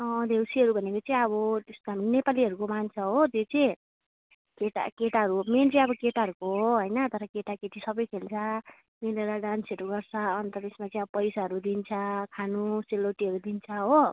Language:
Nepali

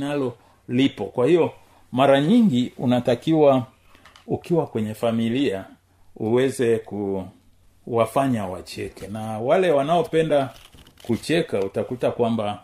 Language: Swahili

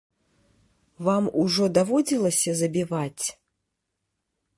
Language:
Belarusian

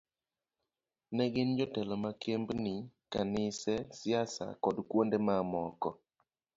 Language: Luo (Kenya and Tanzania)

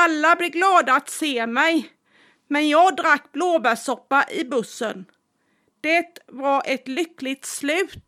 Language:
Swedish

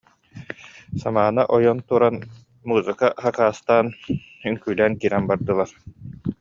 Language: Yakut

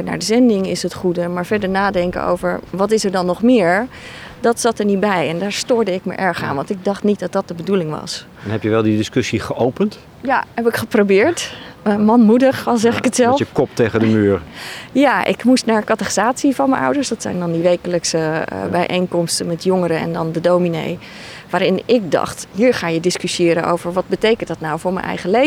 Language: Dutch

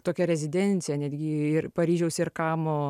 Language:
Lithuanian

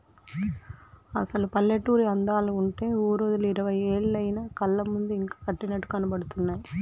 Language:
Telugu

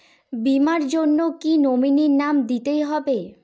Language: Bangla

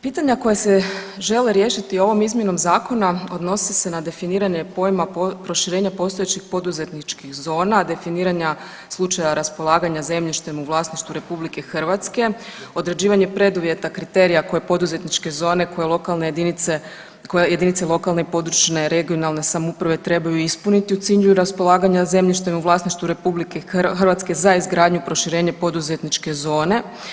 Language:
Croatian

